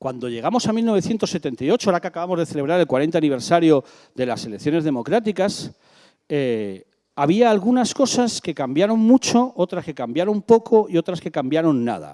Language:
Spanish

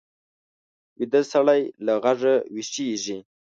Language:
Pashto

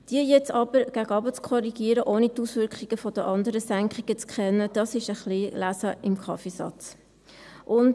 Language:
Swiss German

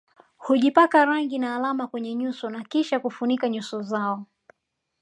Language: Swahili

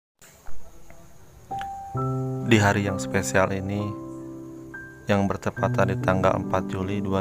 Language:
Indonesian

